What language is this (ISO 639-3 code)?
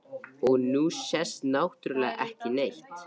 isl